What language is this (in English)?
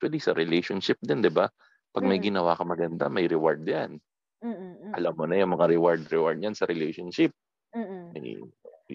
Filipino